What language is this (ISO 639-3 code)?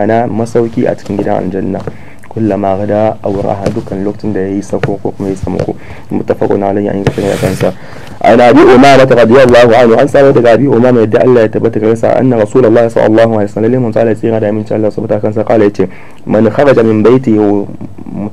ara